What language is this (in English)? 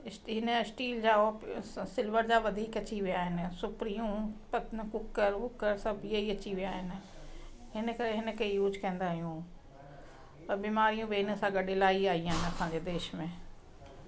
Sindhi